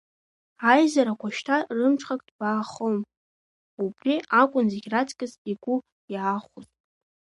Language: Abkhazian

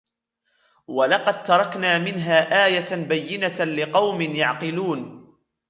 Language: Arabic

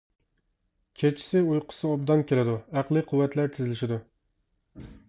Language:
Uyghur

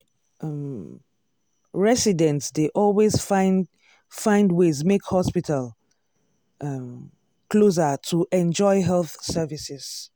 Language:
Nigerian Pidgin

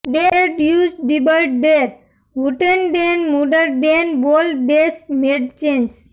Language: Gujarati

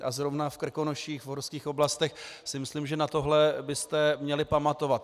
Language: Czech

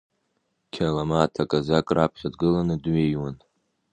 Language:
Abkhazian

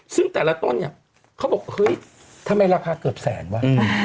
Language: Thai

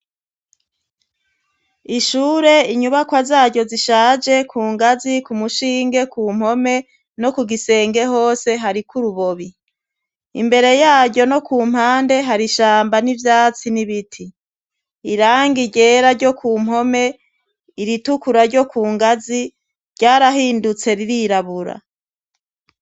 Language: Rundi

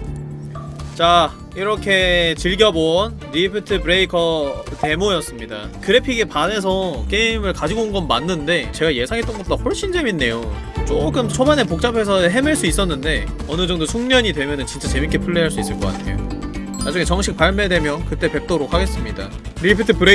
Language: Korean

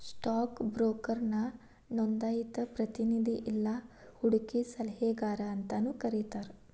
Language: Kannada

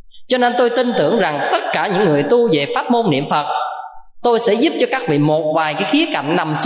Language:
Vietnamese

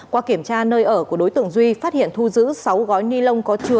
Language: Vietnamese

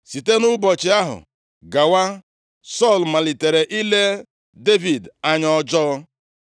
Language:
Igbo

